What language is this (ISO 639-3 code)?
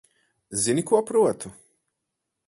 lav